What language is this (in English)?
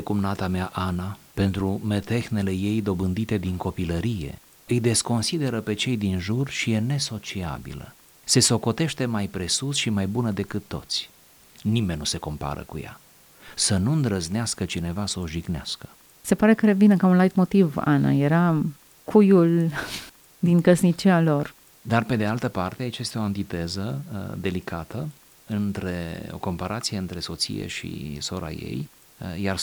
Romanian